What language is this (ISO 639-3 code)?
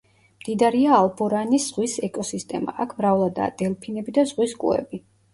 kat